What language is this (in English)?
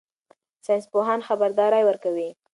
Pashto